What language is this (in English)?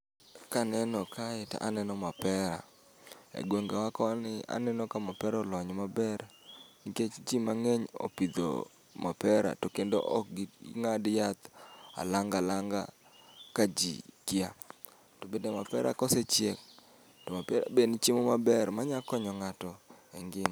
Luo (Kenya and Tanzania)